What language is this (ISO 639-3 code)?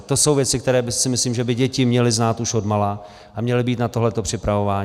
ces